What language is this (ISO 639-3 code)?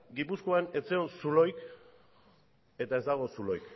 eus